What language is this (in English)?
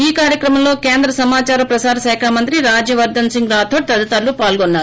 Telugu